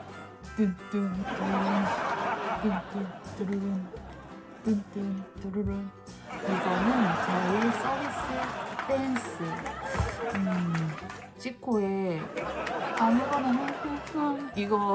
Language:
Korean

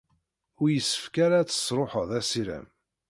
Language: Kabyle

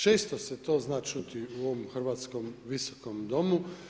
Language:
Croatian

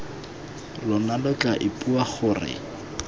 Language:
Tswana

